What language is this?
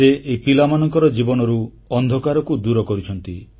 Odia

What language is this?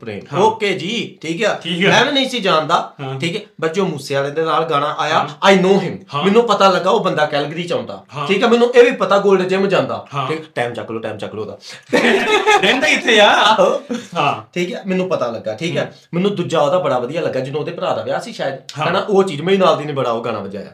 Punjabi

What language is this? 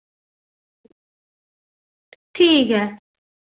Dogri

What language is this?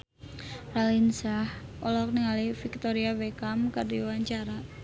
Sundanese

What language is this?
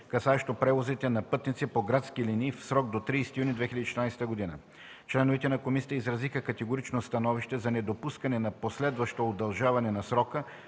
Bulgarian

